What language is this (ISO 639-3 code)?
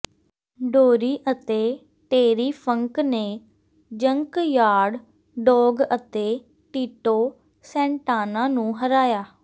pan